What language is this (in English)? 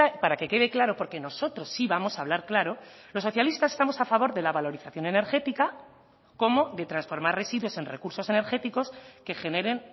Spanish